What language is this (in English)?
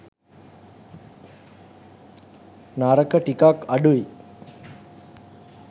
Sinhala